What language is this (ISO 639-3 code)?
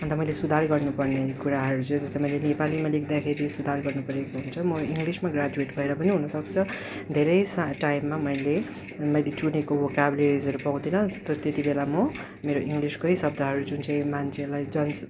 nep